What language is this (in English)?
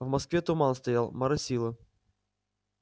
Russian